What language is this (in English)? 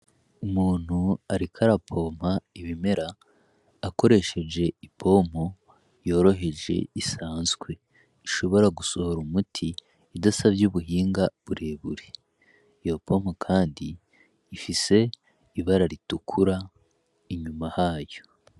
Rundi